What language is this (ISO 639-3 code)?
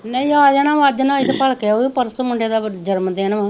pan